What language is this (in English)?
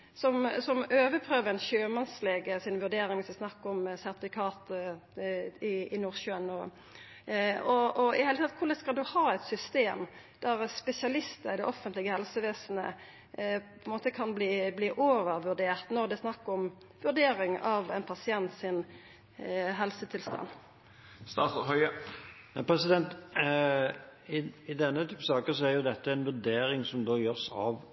Norwegian